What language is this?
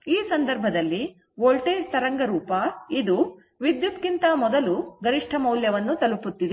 Kannada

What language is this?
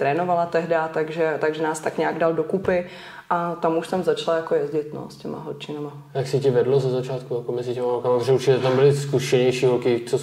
Czech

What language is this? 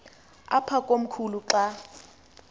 Xhosa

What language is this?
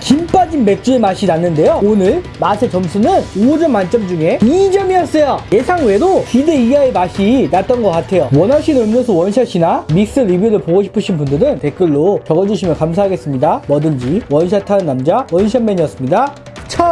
Korean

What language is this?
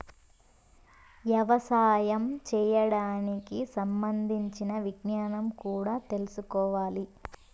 Telugu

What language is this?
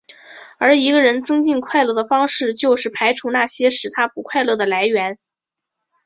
Chinese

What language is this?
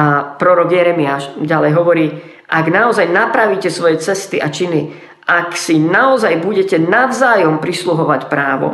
Slovak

